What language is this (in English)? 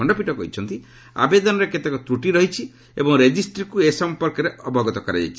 Odia